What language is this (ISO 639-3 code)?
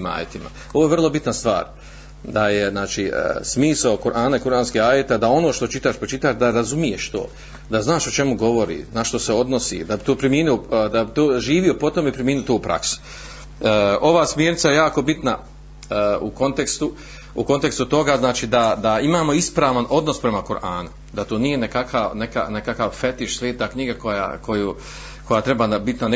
hrv